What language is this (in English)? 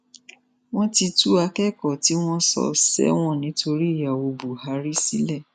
Yoruba